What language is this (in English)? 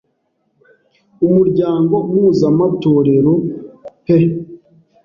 Kinyarwanda